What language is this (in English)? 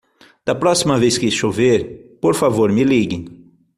Portuguese